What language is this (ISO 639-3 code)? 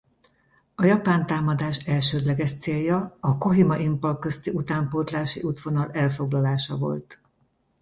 hun